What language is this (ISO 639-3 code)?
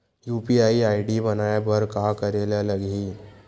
hne